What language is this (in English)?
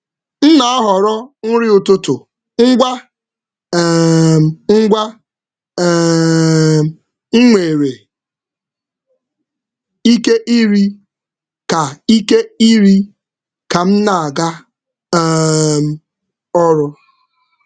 Igbo